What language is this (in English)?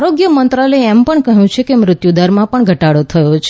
Gujarati